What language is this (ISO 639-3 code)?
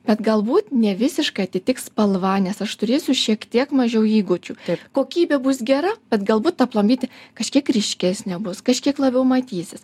lit